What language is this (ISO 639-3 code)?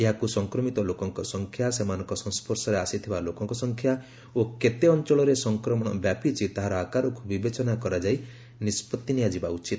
ori